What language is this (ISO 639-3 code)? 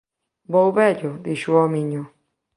glg